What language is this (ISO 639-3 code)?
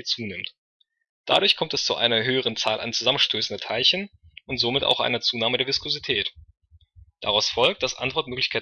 deu